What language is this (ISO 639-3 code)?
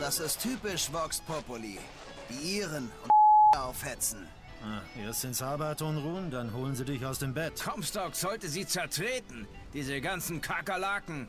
deu